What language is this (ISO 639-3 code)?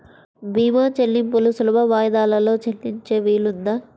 tel